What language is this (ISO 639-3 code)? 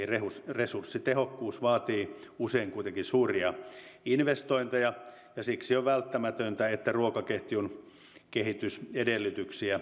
fin